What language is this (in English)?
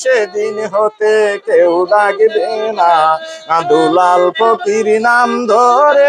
Romanian